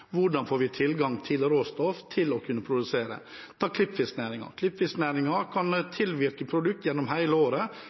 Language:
Norwegian Bokmål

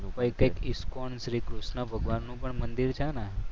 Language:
Gujarati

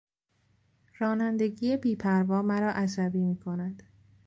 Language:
Persian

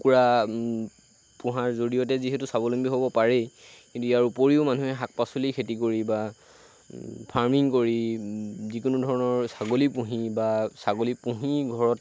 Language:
Assamese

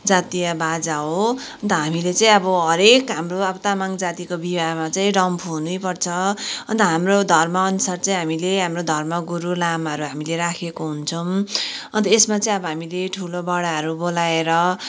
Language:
Nepali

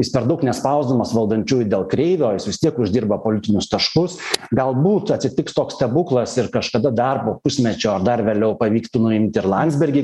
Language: Lithuanian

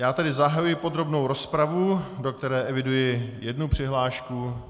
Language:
Czech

